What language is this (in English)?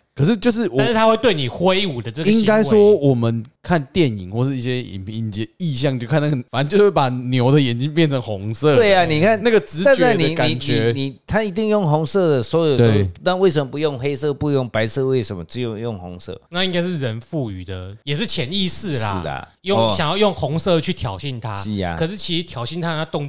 Chinese